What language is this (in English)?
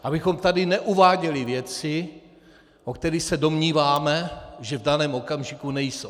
Czech